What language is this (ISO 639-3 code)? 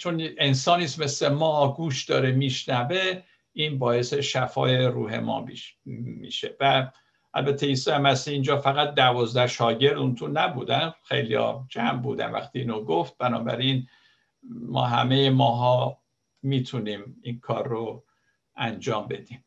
fas